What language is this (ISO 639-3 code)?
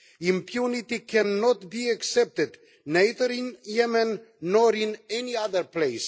eng